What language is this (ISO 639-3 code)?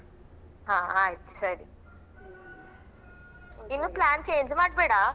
kan